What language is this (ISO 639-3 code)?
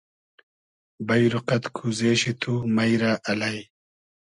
haz